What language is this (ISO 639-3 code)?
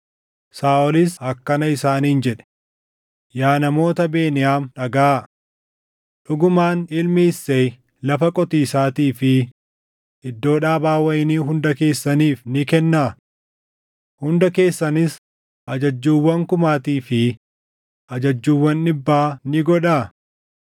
orm